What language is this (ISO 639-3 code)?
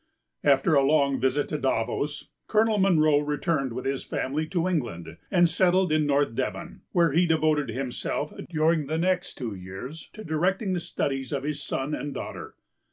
eng